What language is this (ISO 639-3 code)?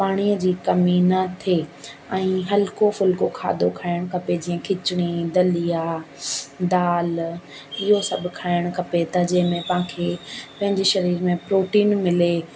snd